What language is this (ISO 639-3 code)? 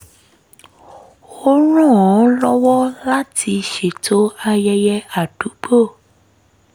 yor